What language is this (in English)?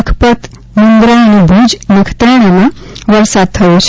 Gujarati